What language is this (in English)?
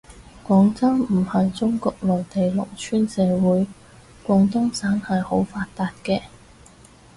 Cantonese